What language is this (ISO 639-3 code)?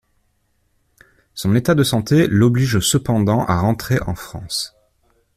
fra